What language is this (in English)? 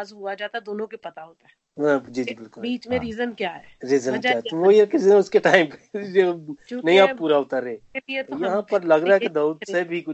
Hindi